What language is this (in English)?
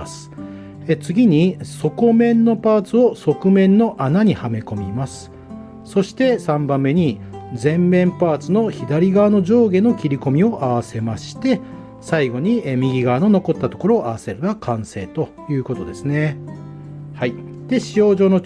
Japanese